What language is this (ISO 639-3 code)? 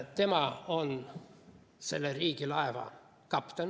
est